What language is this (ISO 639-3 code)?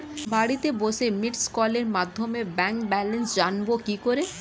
ben